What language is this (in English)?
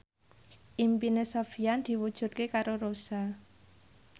Javanese